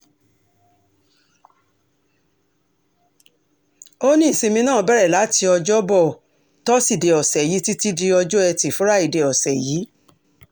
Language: Yoruba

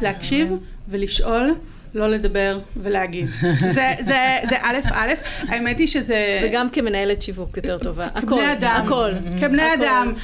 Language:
Hebrew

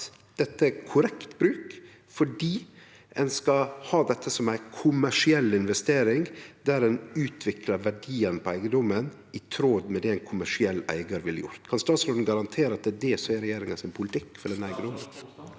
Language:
Norwegian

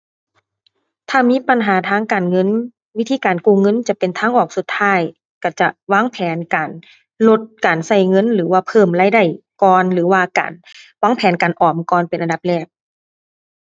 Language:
Thai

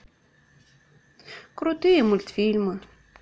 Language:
Russian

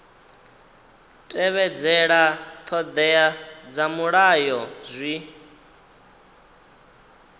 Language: Venda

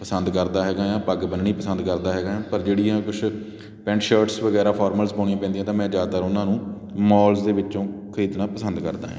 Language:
Punjabi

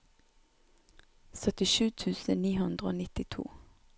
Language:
Norwegian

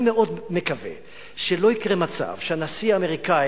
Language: Hebrew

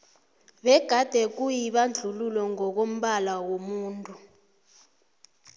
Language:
South Ndebele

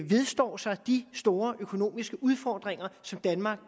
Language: Danish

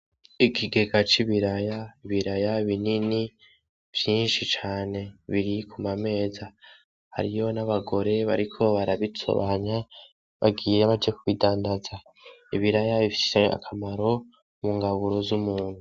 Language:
Rundi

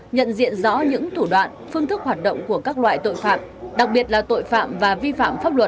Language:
Vietnamese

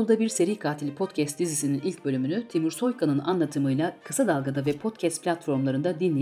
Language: Turkish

